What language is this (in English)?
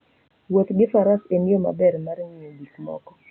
Luo (Kenya and Tanzania)